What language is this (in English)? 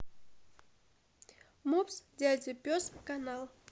Russian